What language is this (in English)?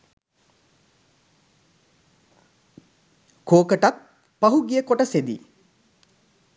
Sinhala